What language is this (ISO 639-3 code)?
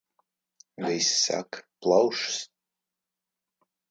lav